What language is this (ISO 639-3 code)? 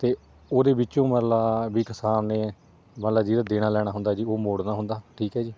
pan